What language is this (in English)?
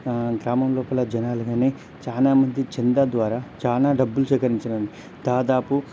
Telugu